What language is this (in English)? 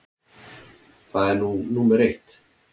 Icelandic